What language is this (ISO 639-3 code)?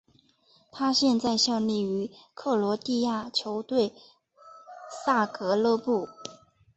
zho